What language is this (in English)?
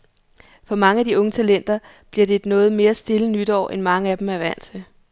Danish